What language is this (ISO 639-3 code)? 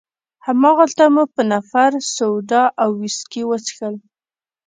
pus